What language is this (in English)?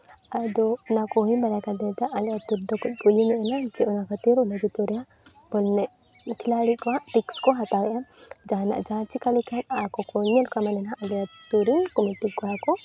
Santali